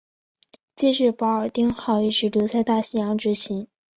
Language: Chinese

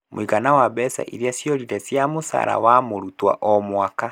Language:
Kikuyu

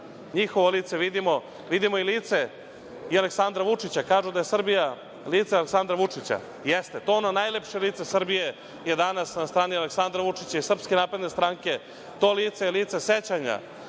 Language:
Serbian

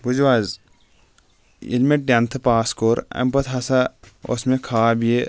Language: Kashmiri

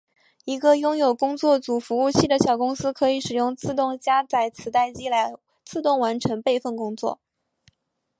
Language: Chinese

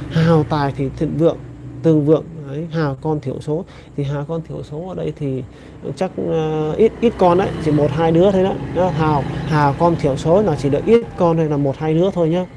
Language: Vietnamese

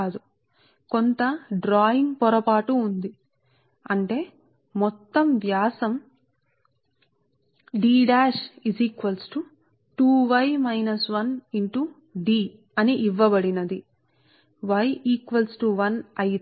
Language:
Telugu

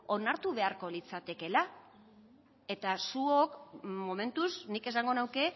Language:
Basque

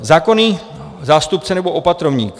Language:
Czech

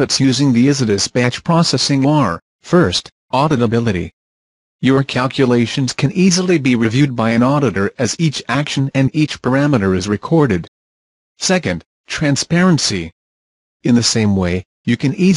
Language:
English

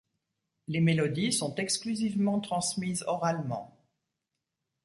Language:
French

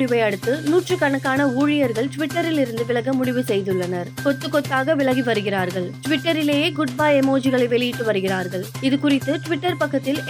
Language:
Tamil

